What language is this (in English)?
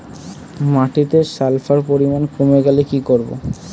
Bangla